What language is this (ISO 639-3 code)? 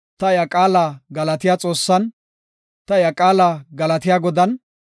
gof